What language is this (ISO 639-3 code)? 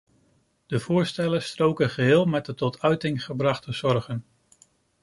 nld